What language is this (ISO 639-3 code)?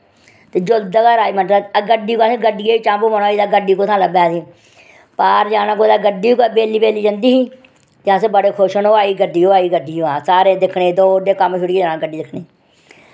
doi